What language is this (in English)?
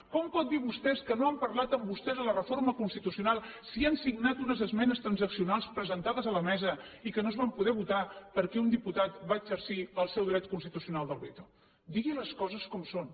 Catalan